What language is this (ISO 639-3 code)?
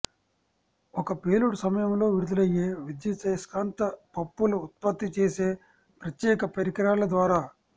tel